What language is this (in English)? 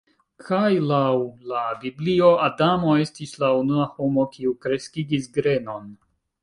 Esperanto